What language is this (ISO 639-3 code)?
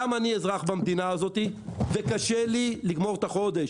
heb